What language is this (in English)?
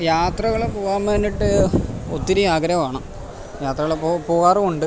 Malayalam